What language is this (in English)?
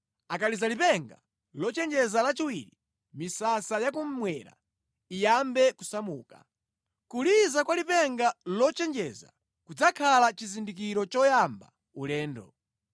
Nyanja